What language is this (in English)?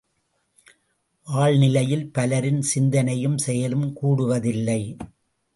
Tamil